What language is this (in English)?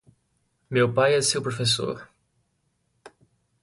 Portuguese